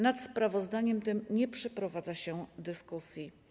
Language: Polish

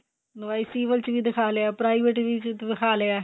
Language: Punjabi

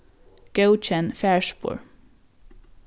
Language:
Faroese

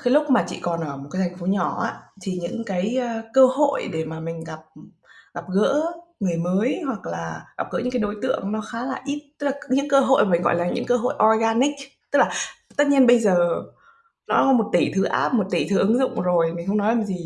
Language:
Vietnamese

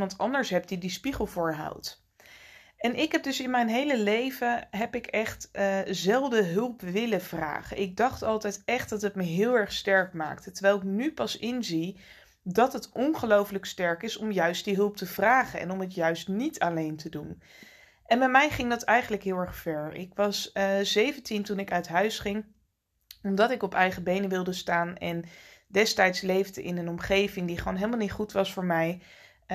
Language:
Dutch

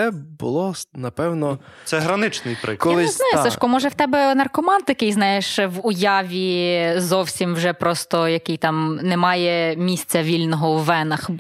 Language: Ukrainian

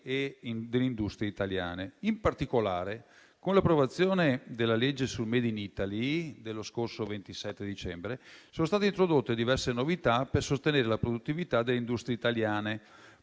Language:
Italian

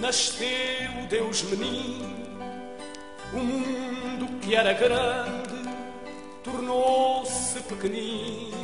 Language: Portuguese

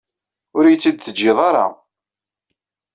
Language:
Kabyle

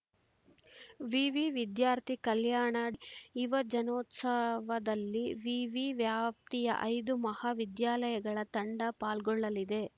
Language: Kannada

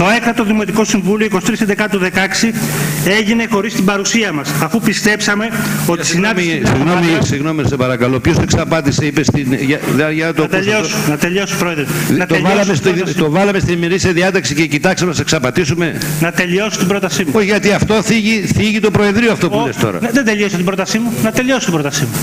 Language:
Greek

